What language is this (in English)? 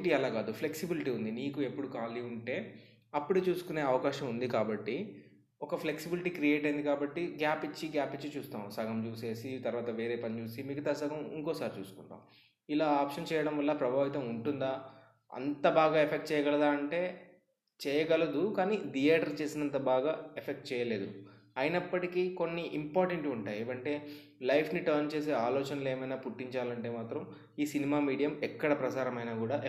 Telugu